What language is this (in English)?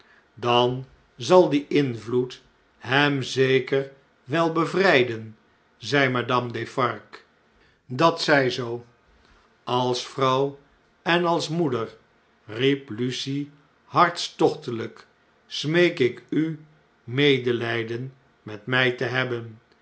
Dutch